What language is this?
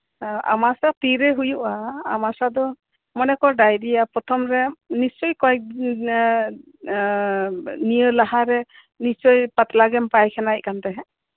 Santali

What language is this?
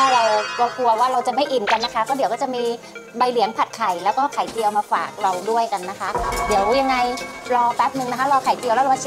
Thai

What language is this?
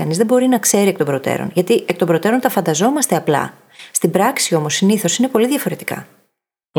Greek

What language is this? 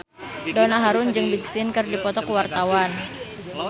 Sundanese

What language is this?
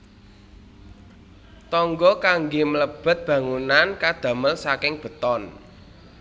Javanese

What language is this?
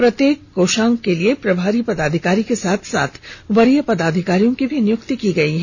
Hindi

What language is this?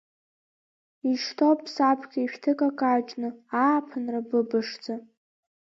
Abkhazian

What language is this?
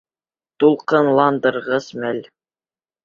Bashkir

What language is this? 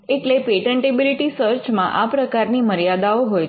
Gujarati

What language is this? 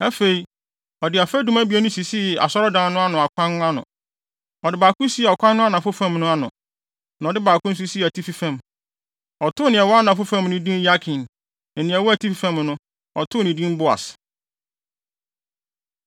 Akan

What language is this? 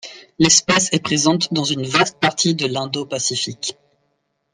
French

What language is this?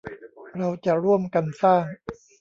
Thai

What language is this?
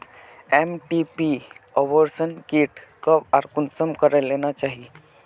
Magahi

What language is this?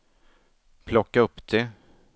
Swedish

